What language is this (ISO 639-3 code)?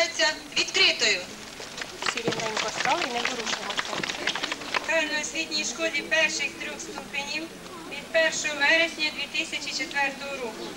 ukr